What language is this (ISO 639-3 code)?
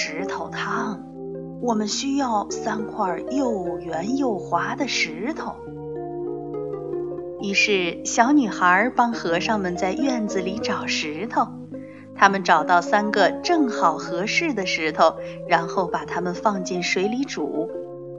zho